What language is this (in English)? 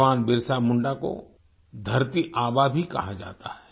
Hindi